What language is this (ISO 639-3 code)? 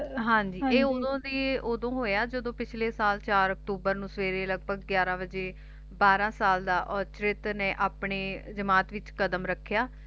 pan